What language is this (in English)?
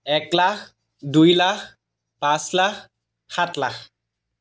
Assamese